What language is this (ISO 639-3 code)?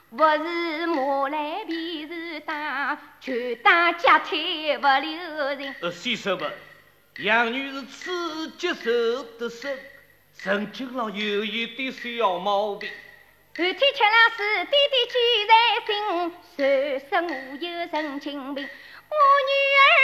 zho